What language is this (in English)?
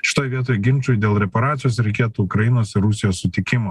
Lithuanian